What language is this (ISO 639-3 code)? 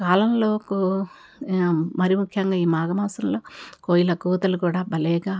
tel